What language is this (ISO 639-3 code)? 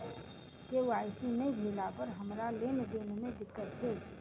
mai